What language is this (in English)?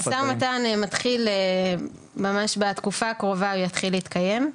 Hebrew